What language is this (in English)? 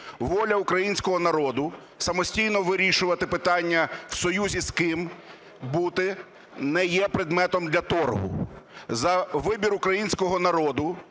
Ukrainian